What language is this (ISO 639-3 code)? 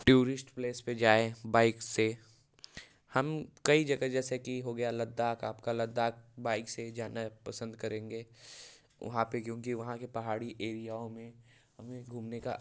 hin